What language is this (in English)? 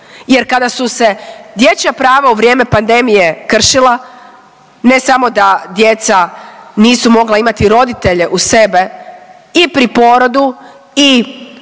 Croatian